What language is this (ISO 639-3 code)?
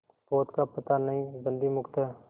hin